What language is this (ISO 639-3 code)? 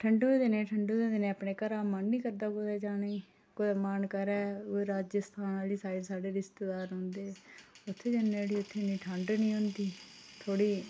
doi